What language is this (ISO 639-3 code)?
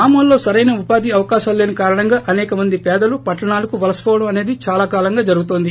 tel